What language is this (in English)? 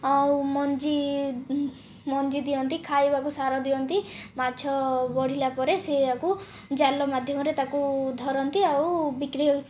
Odia